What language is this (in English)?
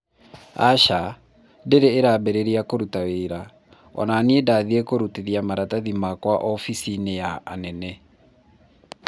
Kikuyu